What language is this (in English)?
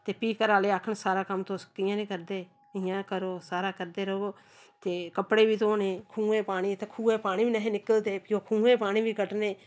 Dogri